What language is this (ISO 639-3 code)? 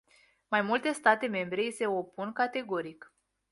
ron